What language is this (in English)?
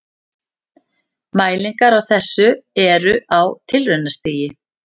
Icelandic